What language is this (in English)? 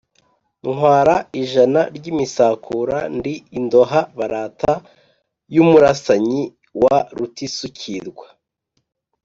Kinyarwanda